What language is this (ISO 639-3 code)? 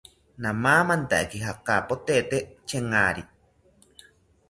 cpy